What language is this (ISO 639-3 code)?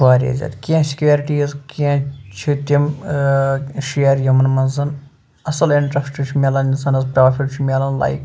kas